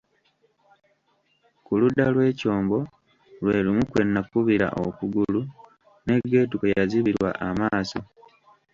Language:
Ganda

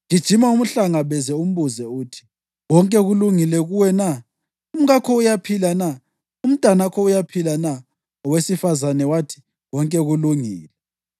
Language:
North Ndebele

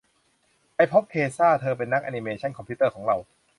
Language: Thai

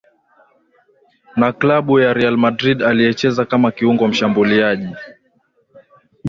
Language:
Swahili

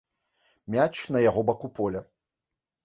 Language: Belarusian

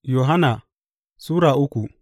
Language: Hausa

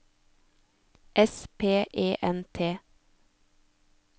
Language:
Norwegian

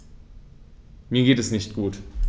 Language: German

